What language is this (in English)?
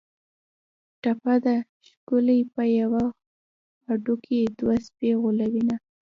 Pashto